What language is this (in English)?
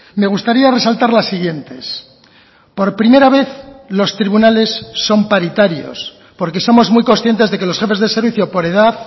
Spanish